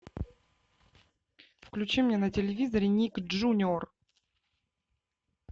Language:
Russian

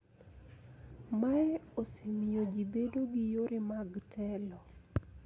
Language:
Luo (Kenya and Tanzania)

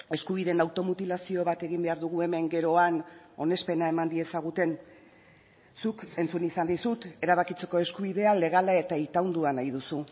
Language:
Basque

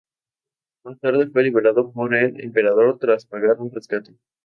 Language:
Spanish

